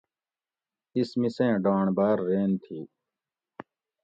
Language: Gawri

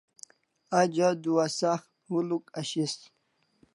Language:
Kalasha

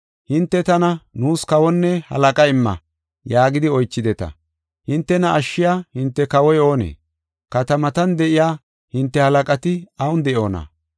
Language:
Gofa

